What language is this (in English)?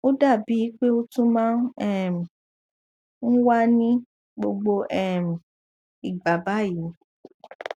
Yoruba